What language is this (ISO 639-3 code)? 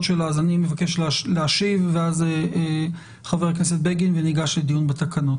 heb